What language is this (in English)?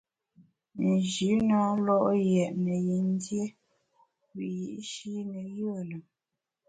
Bamun